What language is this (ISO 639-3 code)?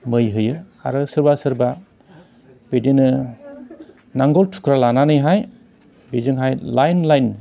brx